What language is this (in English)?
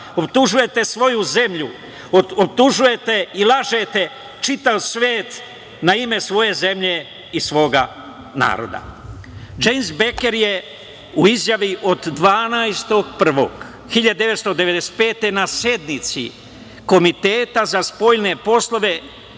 Serbian